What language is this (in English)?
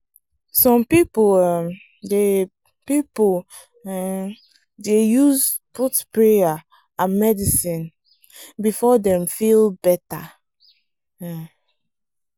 Nigerian Pidgin